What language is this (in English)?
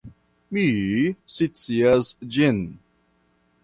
Esperanto